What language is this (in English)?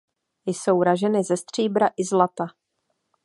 Czech